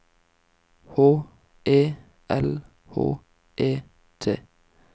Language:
Norwegian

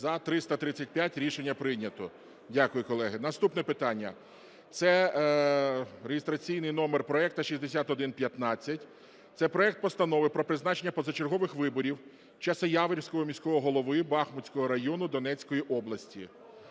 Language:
Ukrainian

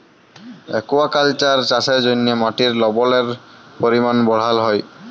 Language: Bangla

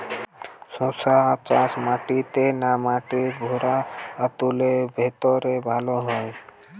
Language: Bangla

